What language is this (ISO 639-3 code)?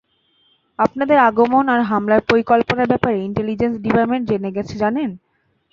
ben